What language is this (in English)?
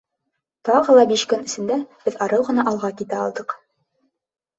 Bashkir